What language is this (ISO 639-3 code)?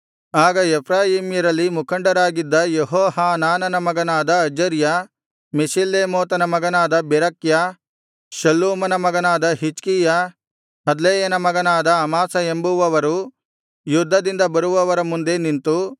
kan